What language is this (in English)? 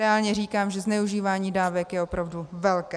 Czech